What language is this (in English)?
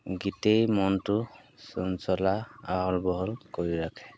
Assamese